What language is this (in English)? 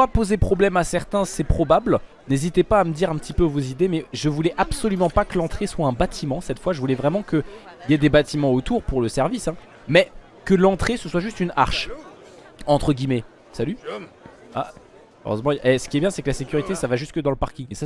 French